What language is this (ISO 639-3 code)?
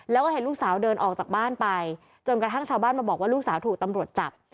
tha